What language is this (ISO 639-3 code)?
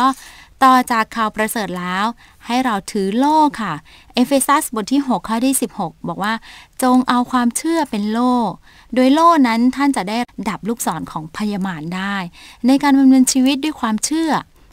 tha